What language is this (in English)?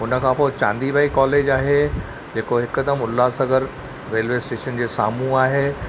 Sindhi